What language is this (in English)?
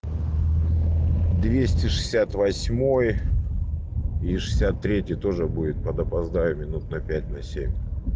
Russian